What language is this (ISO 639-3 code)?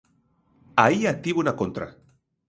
glg